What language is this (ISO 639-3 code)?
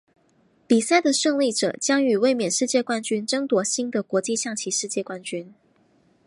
zho